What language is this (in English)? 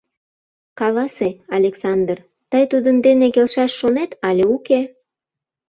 Mari